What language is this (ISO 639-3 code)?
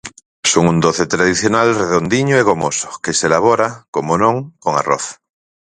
glg